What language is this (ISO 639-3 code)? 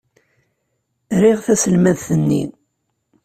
kab